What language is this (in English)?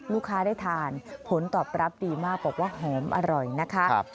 Thai